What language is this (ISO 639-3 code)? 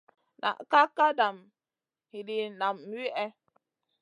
mcn